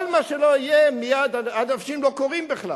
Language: Hebrew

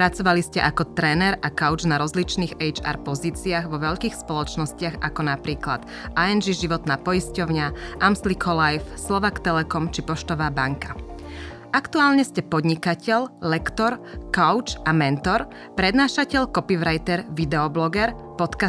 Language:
Slovak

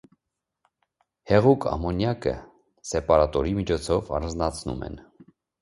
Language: Armenian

